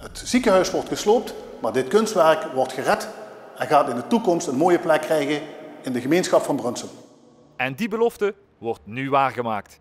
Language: Dutch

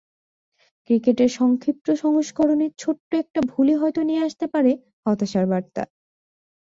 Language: Bangla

